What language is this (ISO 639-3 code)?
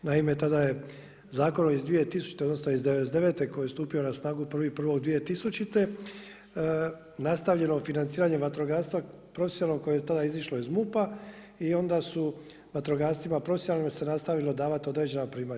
hrv